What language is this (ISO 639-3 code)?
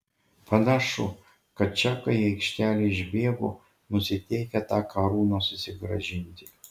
lit